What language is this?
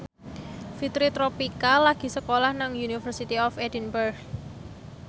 Javanese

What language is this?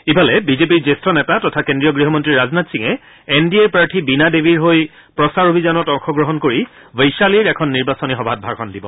Assamese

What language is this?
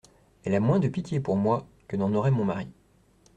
French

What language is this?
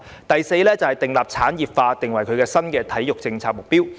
Cantonese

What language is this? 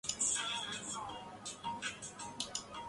Chinese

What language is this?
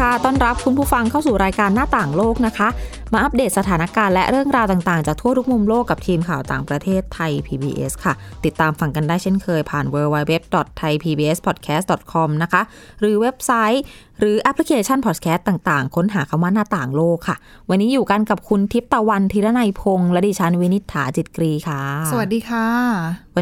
Thai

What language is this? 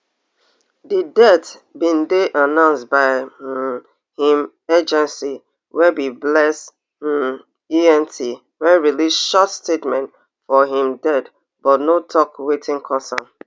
Nigerian Pidgin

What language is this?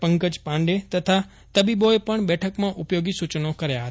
Gujarati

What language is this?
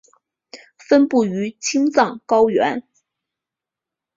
Chinese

